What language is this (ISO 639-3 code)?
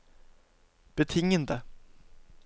nor